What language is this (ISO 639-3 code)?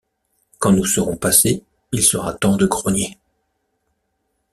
fra